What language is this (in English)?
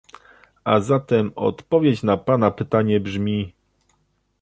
Polish